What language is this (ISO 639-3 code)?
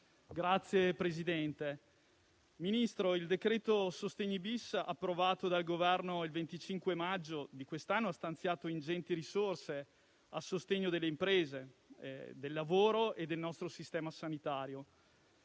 ita